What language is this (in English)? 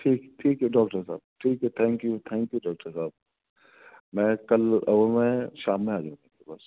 Urdu